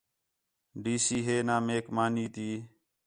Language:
Khetrani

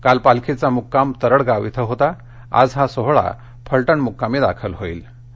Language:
Marathi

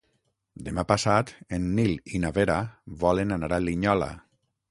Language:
Catalan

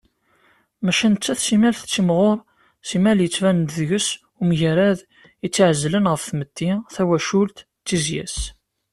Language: Kabyle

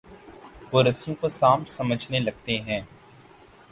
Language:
Urdu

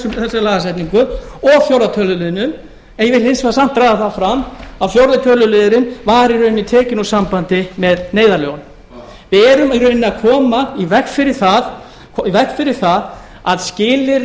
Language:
Icelandic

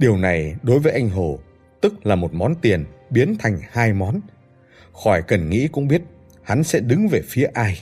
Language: Vietnamese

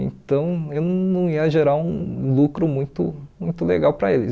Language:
Portuguese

